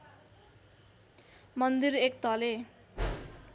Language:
Nepali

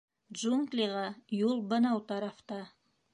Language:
Bashkir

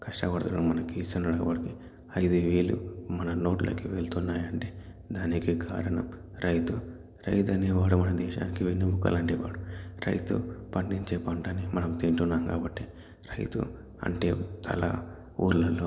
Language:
Telugu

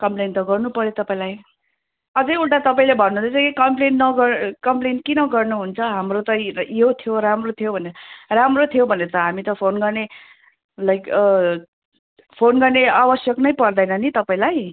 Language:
Nepali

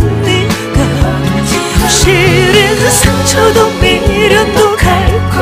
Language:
Korean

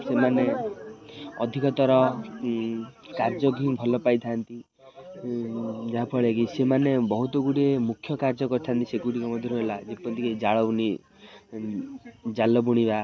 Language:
Odia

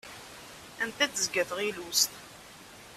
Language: Kabyle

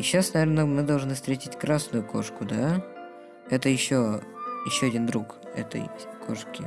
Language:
Russian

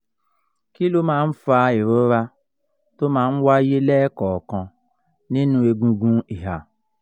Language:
Yoruba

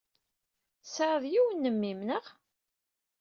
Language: Kabyle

